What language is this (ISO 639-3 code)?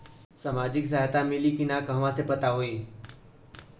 bho